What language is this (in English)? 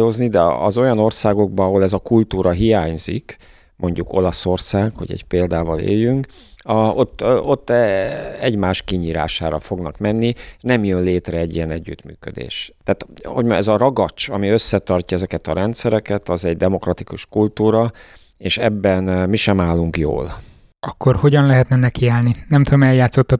Hungarian